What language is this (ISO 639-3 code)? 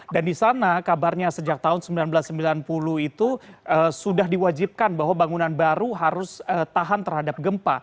ind